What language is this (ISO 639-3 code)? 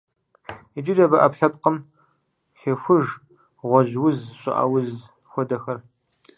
kbd